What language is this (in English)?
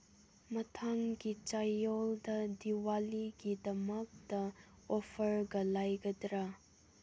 Manipuri